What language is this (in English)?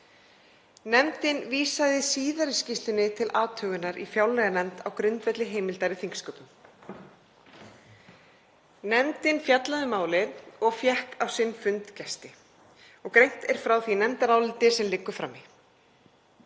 Icelandic